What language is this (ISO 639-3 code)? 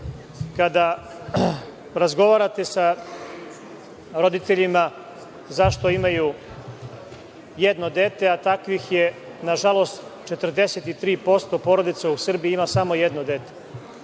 srp